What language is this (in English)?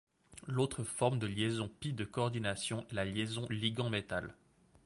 French